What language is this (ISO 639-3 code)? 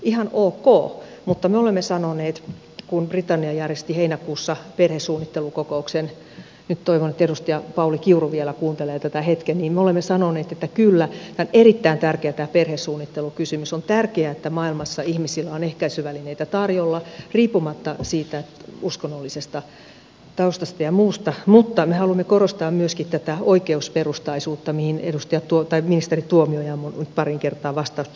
fin